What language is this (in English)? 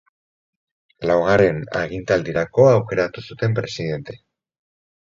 Basque